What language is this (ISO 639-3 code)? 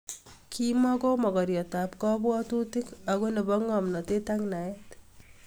kln